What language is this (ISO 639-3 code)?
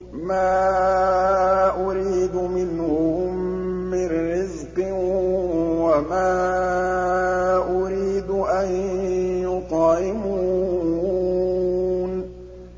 ara